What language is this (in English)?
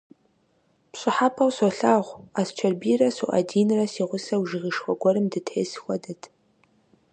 Kabardian